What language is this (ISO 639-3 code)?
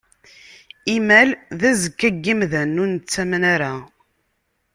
kab